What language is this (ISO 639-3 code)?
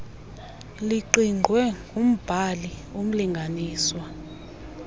xho